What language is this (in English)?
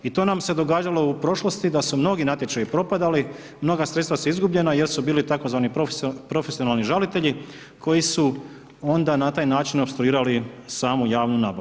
Croatian